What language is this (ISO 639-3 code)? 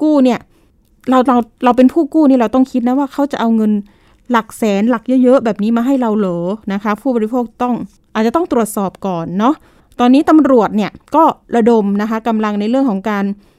tha